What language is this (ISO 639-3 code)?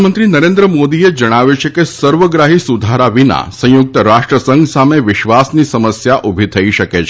guj